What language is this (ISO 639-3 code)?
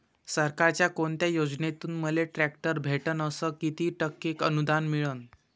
mar